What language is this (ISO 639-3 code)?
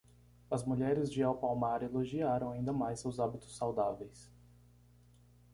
por